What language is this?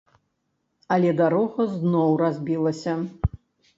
Belarusian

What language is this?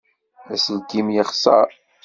Kabyle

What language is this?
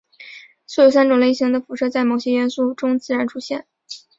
Chinese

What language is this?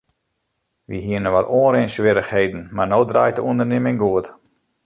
Western Frisian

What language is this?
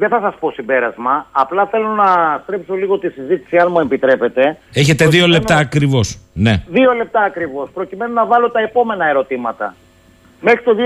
Greek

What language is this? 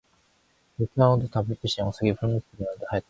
Korean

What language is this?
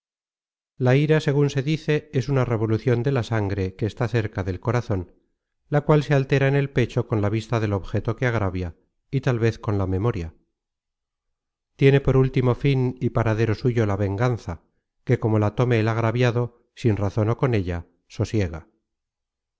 Spanish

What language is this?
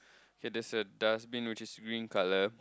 English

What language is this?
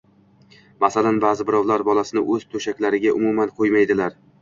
Uzbek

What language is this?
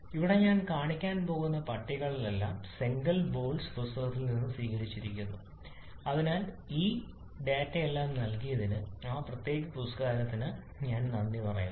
Malayalam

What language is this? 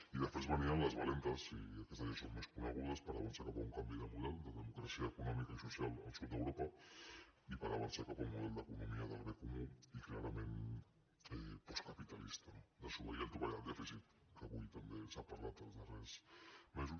Catalan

